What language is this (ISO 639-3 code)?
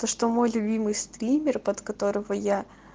rus